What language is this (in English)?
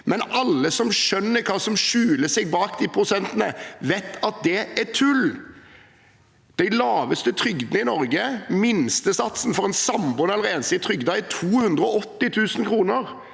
Norwegian